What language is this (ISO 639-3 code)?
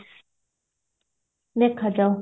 ori